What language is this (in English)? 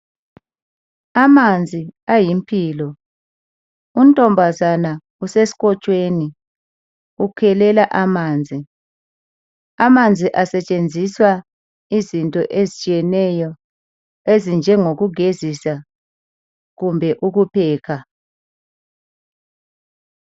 North Ndebele